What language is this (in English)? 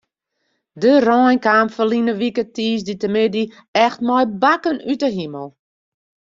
Western Frisian